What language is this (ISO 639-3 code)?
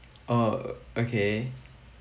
eng